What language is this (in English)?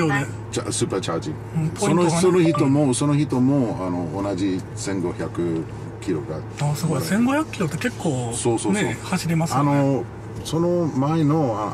Japanese